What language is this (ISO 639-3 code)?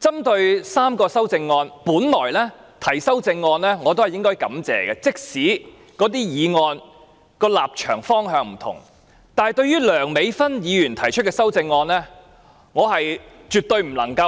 yue